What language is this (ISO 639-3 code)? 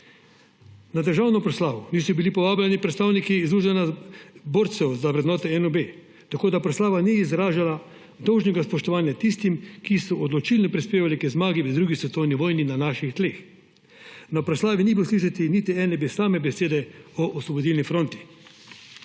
slv